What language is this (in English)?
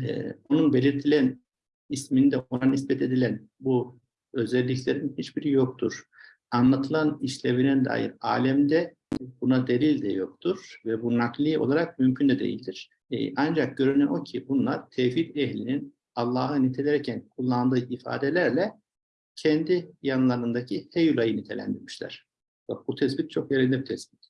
Turkish